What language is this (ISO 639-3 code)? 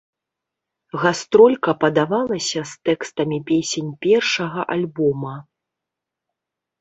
bel